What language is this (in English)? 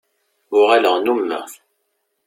Kabyle